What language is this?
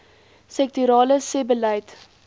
Afrikaans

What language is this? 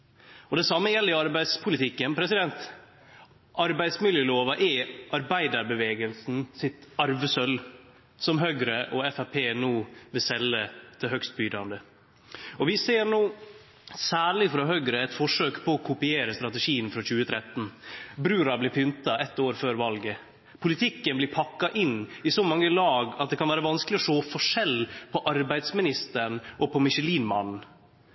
Norwegian Nynorsk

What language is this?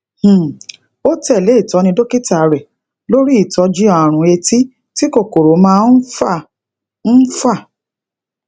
Yoruba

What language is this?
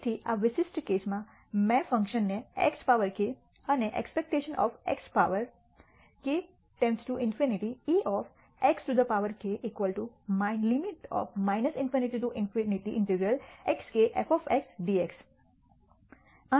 Gujarati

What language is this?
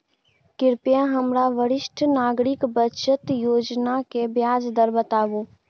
Maithili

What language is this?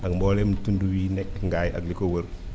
Wolof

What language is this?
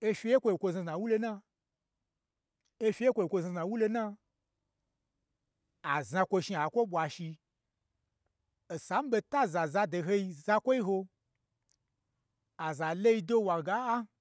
Gbagyi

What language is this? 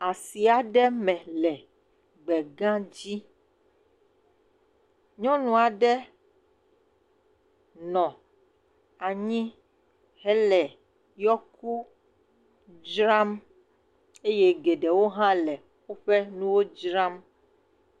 Ewe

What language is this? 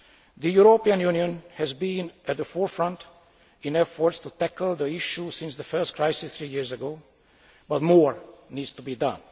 English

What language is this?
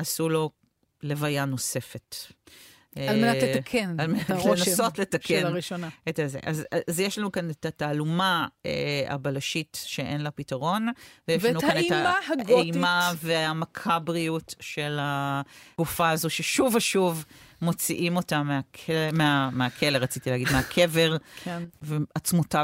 Hebrew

